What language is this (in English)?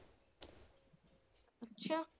Punjabi